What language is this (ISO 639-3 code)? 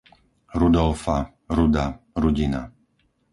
slk